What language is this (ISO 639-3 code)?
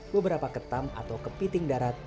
ind